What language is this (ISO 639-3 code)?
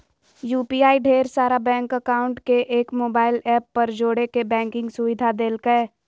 mag